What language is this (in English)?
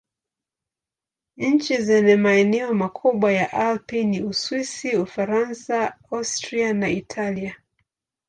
Swahili